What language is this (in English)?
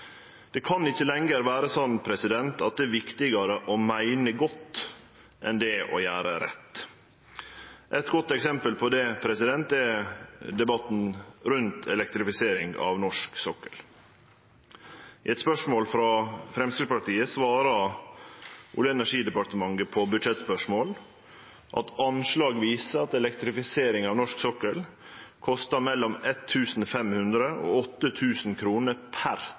Norwegian Nynorsk